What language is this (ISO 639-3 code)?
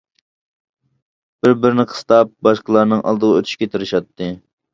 uig